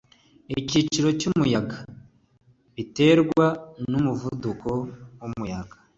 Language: Kinyarwanda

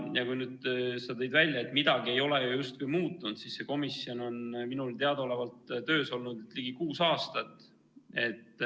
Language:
Estonian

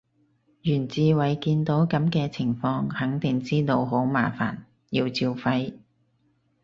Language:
Cantonese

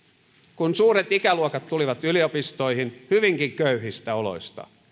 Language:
Finnish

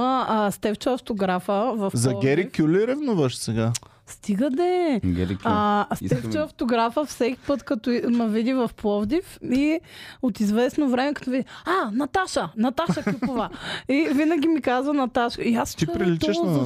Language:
Bulgarian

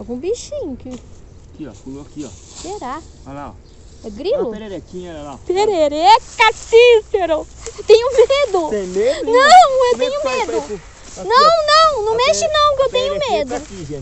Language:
Portuguese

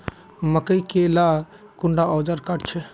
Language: Magahi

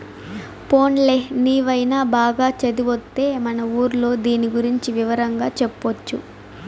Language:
Telugu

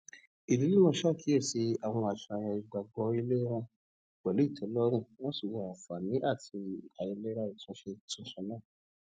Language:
Yoruba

